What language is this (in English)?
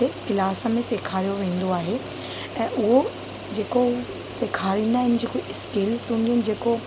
Sindhi